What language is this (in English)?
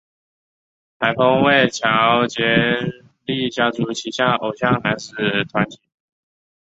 Chinese